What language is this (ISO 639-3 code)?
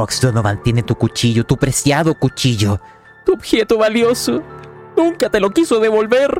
spa